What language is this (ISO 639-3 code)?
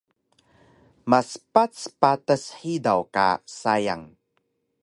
trv